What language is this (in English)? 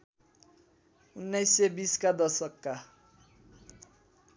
Nepali